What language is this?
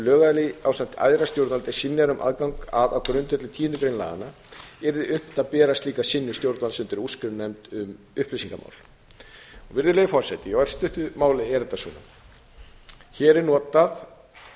Icelandic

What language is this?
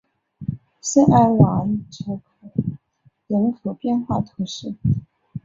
Chinese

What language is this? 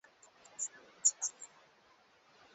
Swahili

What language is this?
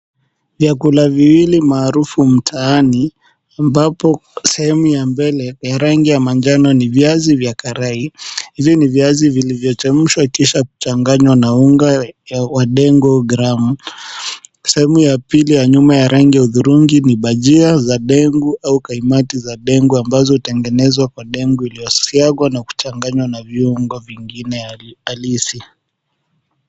Swahili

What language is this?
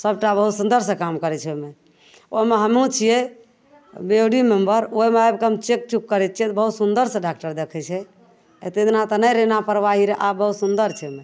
Maithili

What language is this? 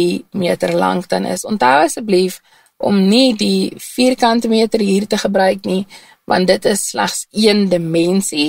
Dutch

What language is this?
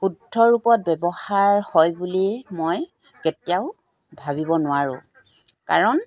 Assamese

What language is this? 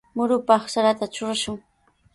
Sihuas Ancash Quechua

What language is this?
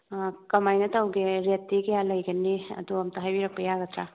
Manipuri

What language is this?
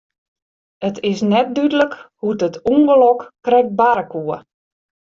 Western Frisian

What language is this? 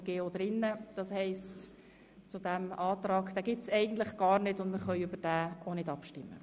Swiss German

